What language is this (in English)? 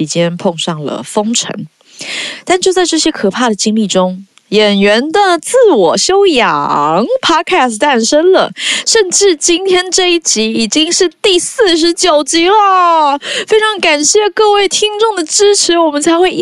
Chinese